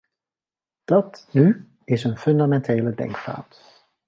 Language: Dutch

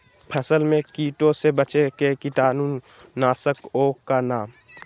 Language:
Magahi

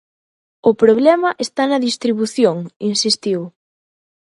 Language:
Galician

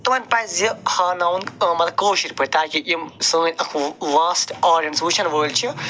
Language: Kashmiri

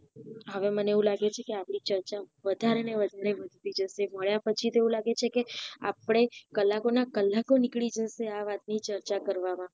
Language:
Gujarati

